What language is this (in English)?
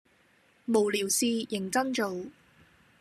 Cantonese